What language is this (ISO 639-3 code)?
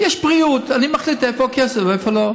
heb